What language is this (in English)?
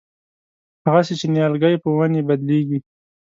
Pashto